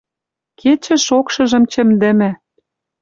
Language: Western Mari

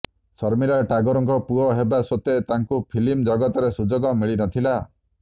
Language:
Odia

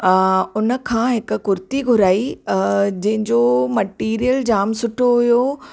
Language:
Sindhi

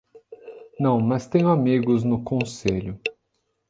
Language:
Portuguese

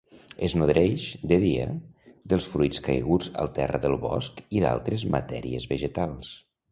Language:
Catalan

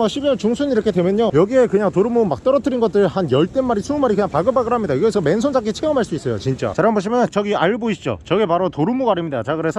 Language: Korean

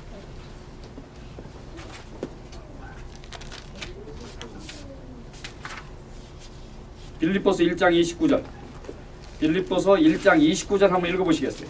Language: Korean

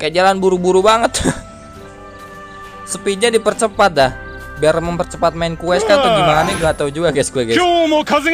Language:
Indonesian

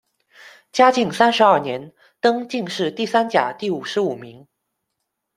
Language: Chinese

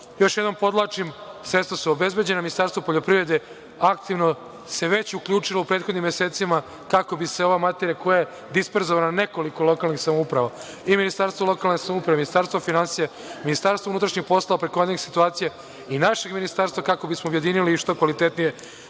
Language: Serbian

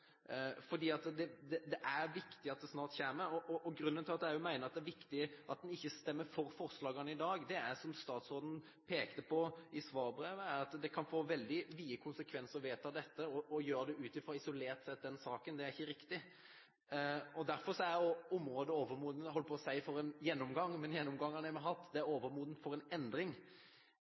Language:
Norwegian Bokmål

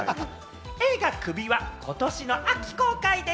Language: Japanese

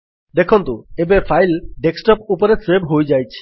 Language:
Odia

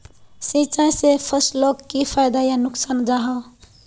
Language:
Magahi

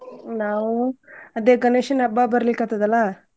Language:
Kannada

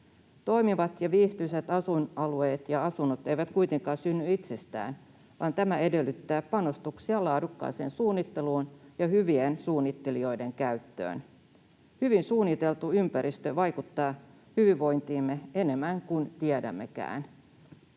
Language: Finnish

